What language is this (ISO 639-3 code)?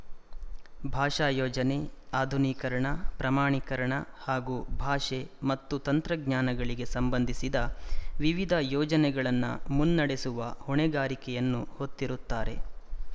kan